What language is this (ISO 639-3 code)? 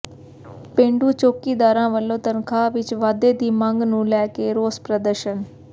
pan